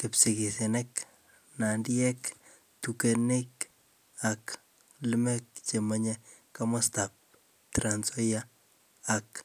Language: Kalenjin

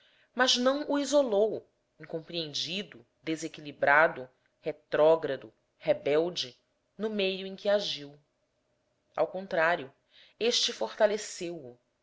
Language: Portuguese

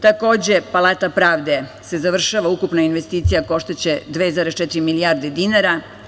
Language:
Serbian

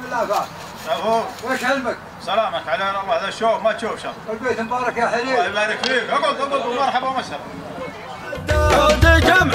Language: Arabic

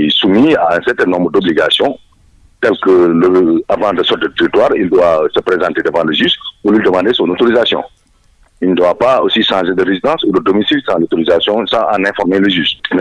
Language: French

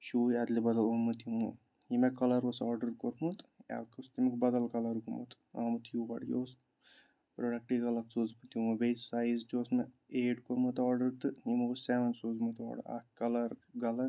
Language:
Kashmiri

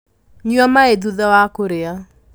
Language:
Kikuyu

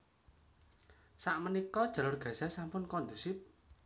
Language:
Javanese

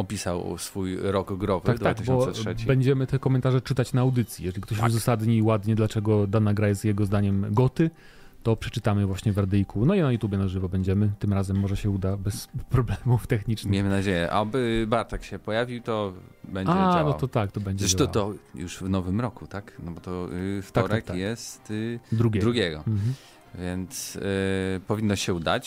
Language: Polish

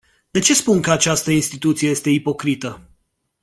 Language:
Romanian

